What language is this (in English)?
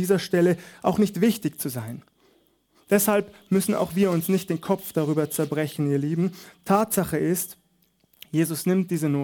German